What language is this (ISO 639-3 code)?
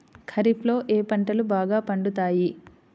tel